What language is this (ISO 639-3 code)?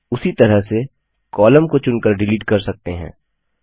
hin